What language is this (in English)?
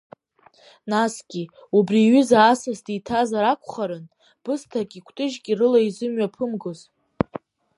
Abkhazian